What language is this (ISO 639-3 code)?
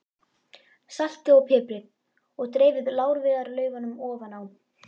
isl